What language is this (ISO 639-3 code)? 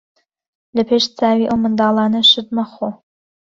ckb